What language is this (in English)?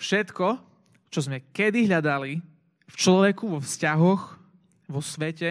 Slovak